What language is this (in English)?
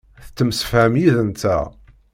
Kabyle